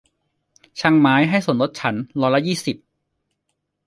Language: Thai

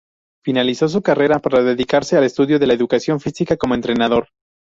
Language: Spanish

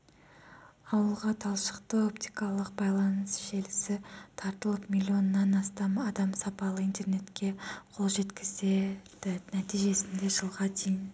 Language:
Kazakh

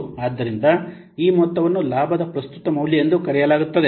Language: Kannada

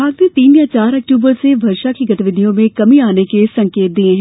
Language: Hindi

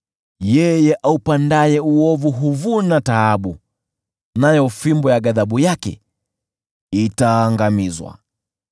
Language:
Swahili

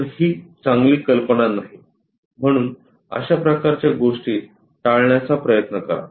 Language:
Marathi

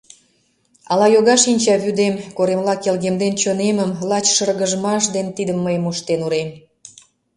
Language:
Mari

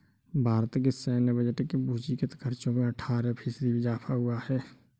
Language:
Hindi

